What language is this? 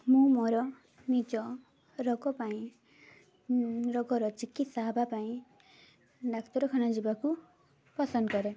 Odia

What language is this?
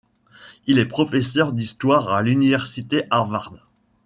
French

